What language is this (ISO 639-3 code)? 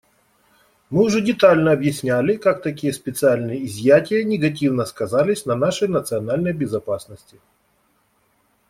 rus